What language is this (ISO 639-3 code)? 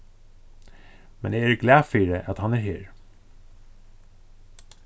fao